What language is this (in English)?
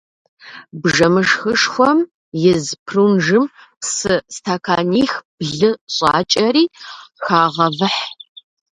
Kabardian